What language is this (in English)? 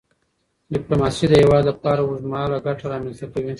Pashto